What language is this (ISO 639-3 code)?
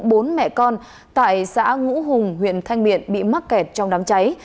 vie